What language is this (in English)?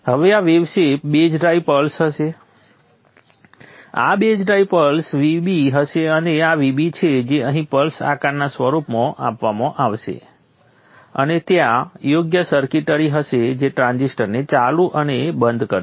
Gujarati